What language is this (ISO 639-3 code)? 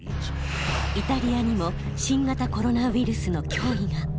jpn